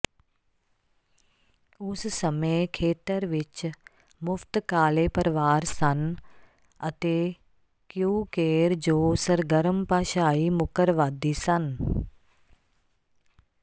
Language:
Punjabi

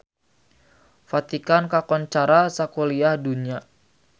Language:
Sundanese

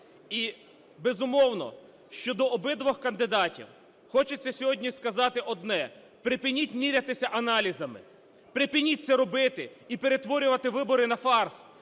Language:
Ukrainian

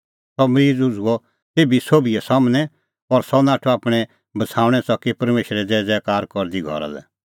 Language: Kullu Pahari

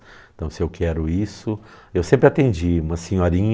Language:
Portuguese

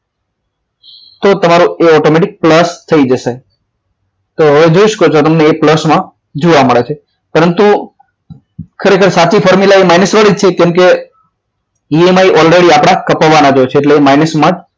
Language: Gujarati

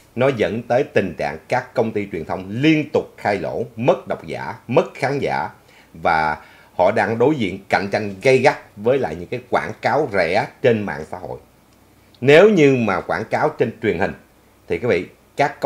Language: Vietnamese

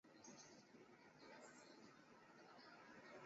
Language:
Chinese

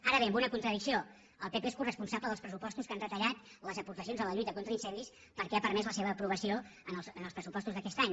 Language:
Catalan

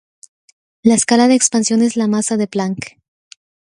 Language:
Spanish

